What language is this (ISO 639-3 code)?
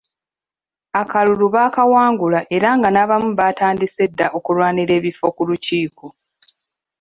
lug